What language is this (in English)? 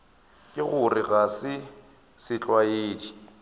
Northern Sotho